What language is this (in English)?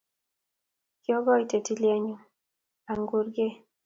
Kalenjin